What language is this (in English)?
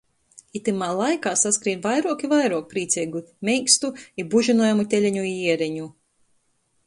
Latgalian